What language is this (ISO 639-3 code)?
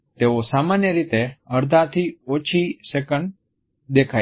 guj